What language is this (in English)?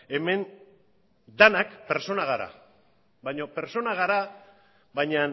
Basque